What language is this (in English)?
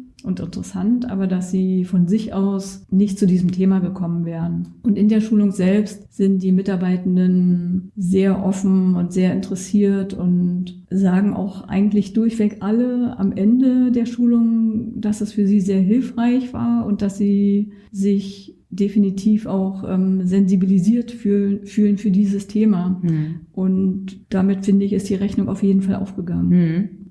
German